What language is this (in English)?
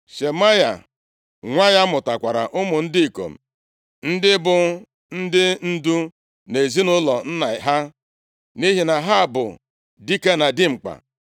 Igbo